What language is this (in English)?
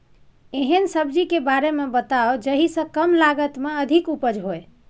Maithili